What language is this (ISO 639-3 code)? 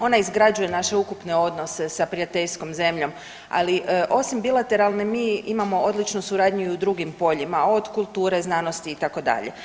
hrv